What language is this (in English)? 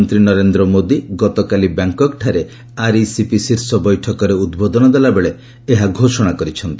Odia